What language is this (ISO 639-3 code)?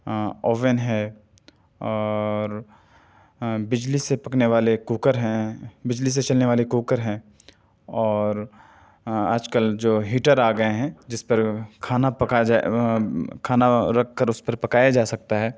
urd